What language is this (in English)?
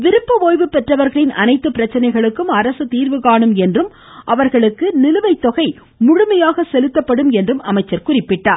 Tamil